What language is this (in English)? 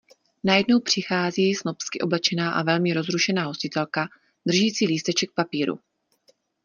Czech